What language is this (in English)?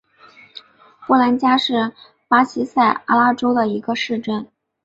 Chinese